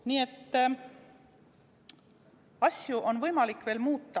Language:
Estonian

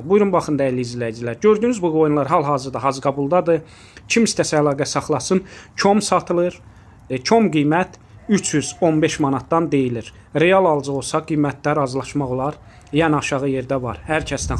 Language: Turkish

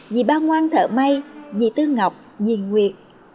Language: Vietnamese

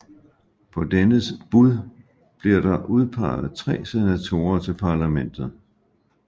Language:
Danish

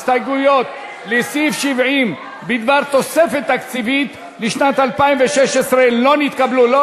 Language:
Hebrew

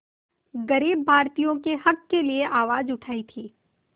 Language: Hindi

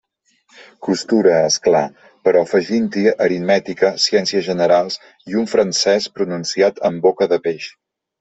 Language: Catalan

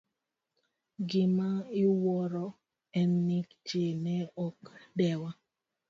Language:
Luo (Kenya and Tanzania)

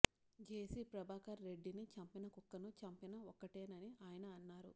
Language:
Telugu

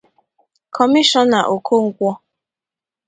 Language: Igbo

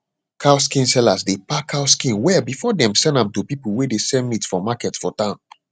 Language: Nigerian Pidgin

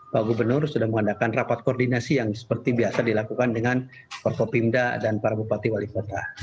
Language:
Indonesian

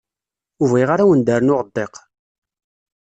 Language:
Kabyle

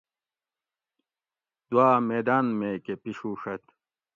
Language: Gawri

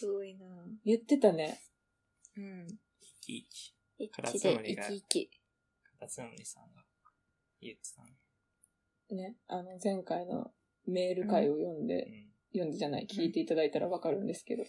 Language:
Japanese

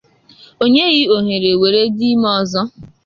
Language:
Igbo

